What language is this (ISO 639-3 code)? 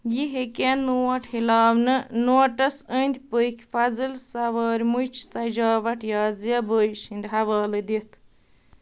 kas